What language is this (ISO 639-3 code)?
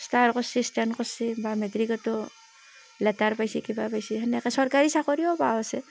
asm